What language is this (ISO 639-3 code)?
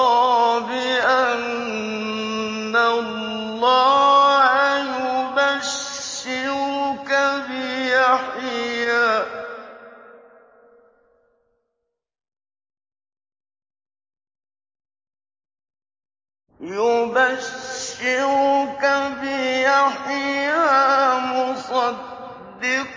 ara